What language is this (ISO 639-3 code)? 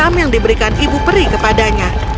ind